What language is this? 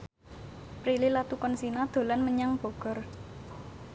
Javanese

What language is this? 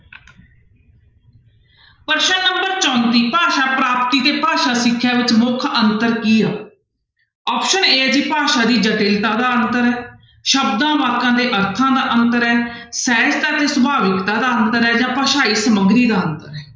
Punjabi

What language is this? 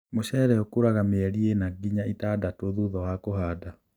Kikuyu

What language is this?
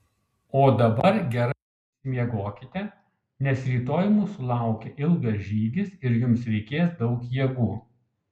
Lithuanian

